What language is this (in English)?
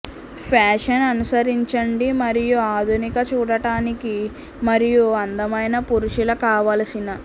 Telugu